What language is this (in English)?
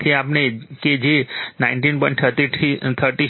Gujarati